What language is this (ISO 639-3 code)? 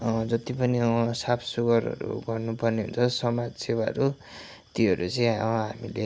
nep